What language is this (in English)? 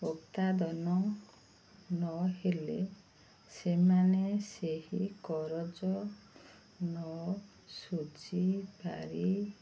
Odia